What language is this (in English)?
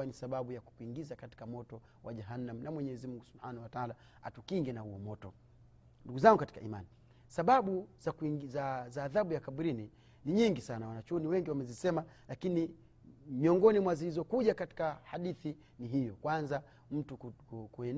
Swahili